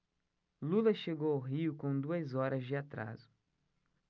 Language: Portuguese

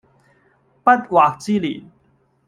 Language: Cantonese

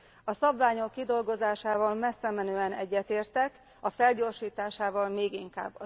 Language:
Hungarian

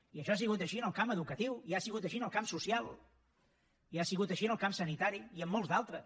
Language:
Catalan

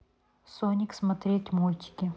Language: Russian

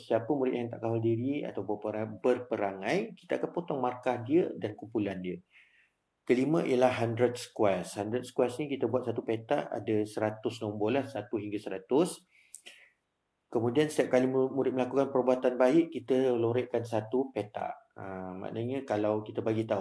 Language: Malay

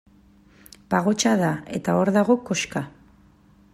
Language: Basque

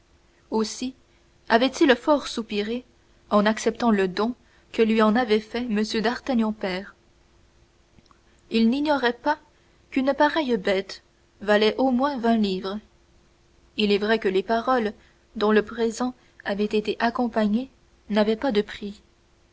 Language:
French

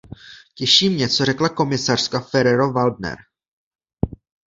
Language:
Czech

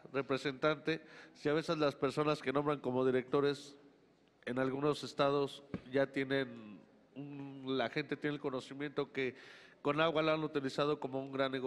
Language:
Spanish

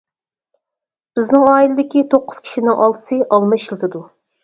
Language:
Uyghur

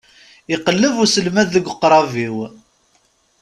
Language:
Kabyle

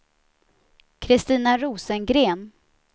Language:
Swedish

